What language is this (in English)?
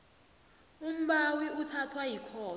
South Ndebele